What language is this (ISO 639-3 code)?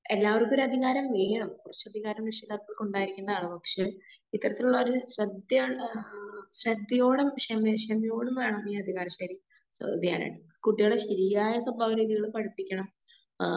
mal